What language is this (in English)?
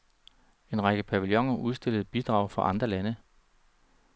Danish